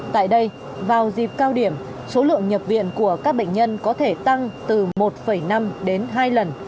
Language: Vietnamese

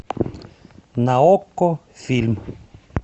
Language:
Russian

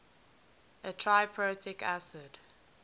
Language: English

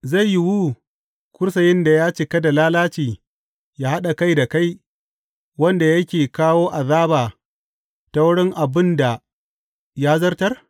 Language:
Hausa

